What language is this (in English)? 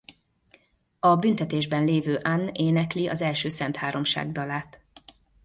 Hungarian